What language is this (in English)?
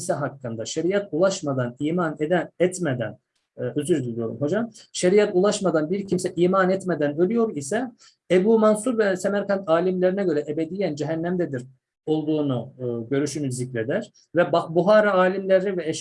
Turkish